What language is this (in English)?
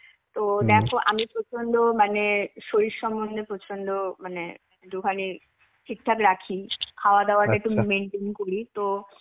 Bangla